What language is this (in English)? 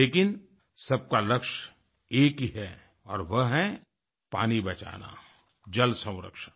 Hindi